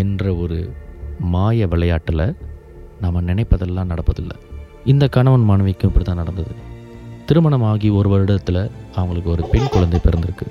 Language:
Tamil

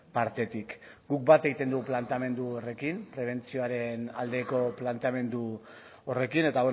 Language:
Basque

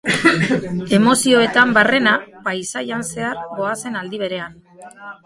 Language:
Basque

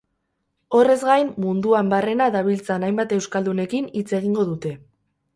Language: Basque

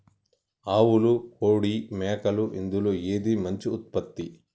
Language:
Telugu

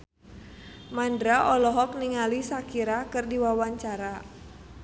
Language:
Sundanese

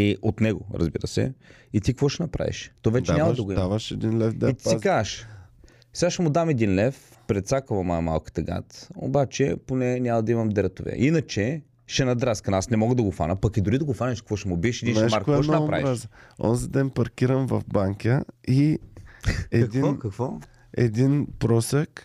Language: Bulgarian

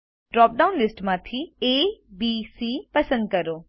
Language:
Gujarati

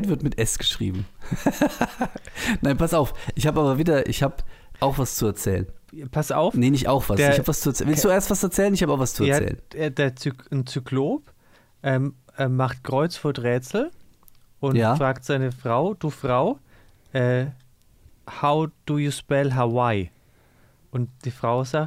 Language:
German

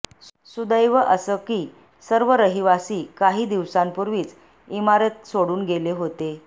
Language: Marathi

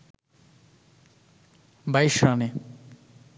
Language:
Bangla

